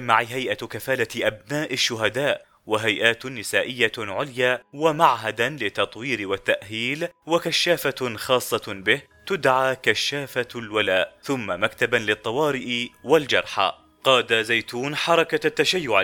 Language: Arabic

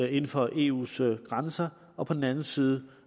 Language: Danish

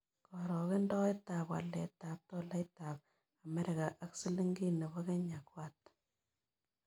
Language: Kalenjin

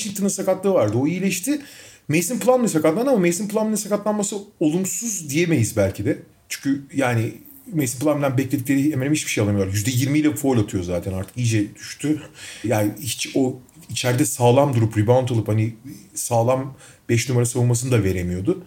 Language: Turkish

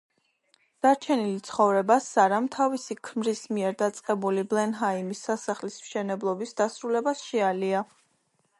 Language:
Georgian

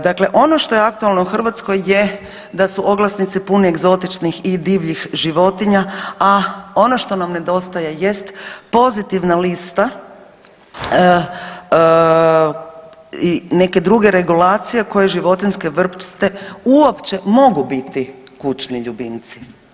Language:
Croatian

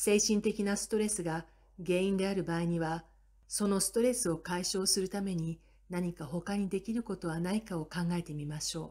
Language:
Japanese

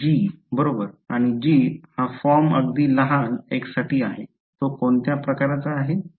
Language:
Marathi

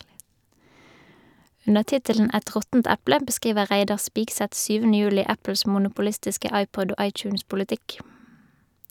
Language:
Norwegian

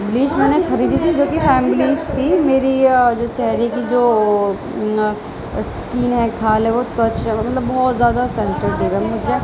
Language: Urdu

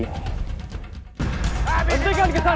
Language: Indonesian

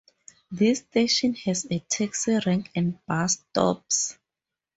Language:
English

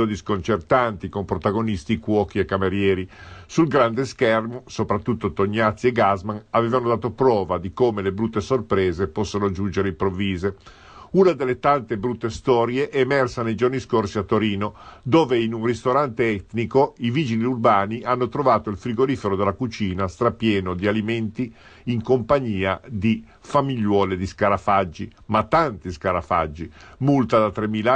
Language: Italian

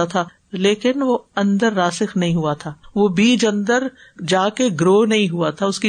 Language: Urdu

